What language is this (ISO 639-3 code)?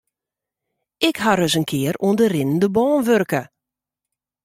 fry